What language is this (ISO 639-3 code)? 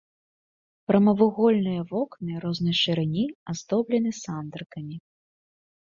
bel